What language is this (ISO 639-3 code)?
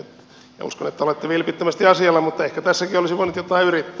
fin